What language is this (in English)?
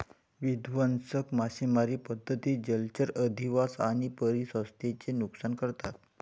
Marathi